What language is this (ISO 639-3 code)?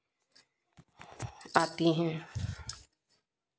hin